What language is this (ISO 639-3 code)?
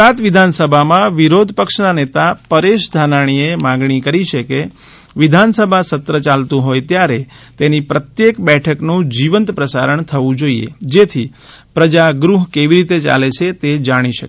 guj